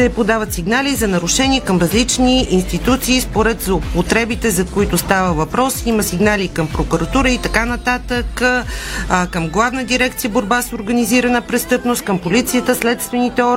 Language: Bulgarian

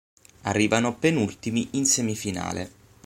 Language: Italian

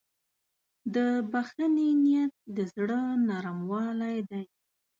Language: Pashto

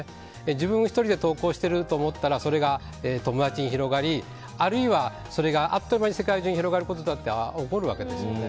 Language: Japanese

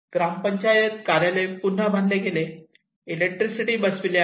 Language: Marathi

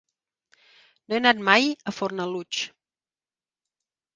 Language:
Catalan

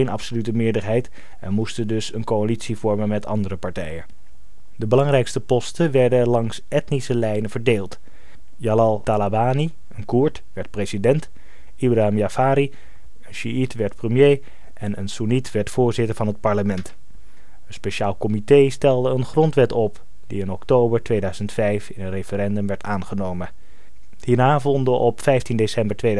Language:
Dutch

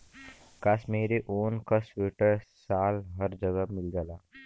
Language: Bhojpuri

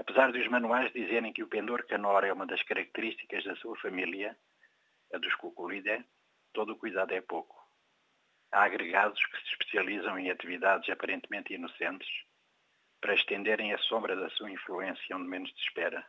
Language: Portuguese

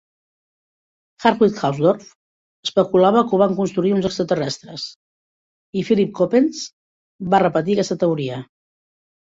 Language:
Catalan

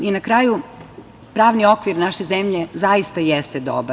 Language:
Serbian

